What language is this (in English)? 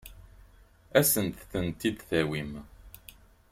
Kabyle